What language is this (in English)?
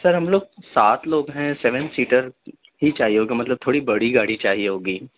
Urdu